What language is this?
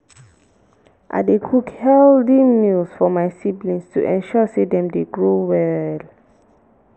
Nigerian Pidgin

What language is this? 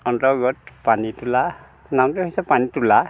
Assamese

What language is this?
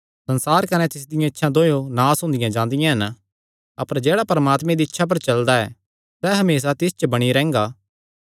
Kangri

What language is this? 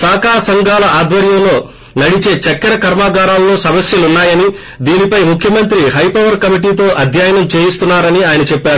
Telugu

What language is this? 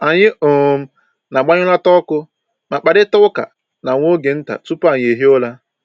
Igbo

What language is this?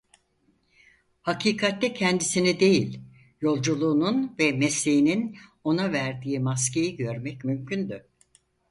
Turkish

